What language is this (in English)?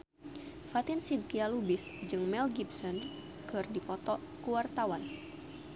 Sundanese